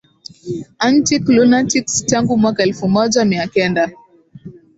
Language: Swahili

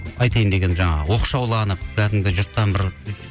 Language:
Kazakh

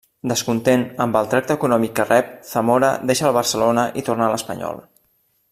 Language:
Catalan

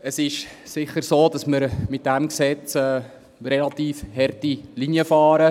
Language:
Swiss German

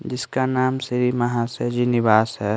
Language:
Hindi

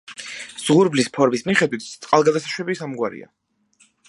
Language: Georgian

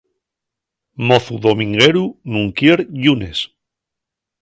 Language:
Asturian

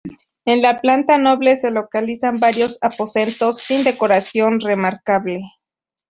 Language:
Spanish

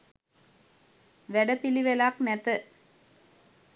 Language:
Sinhala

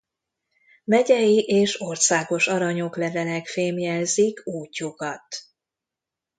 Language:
Hungarian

